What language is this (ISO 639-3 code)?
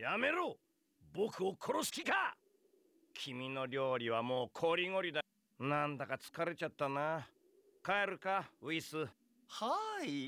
jpn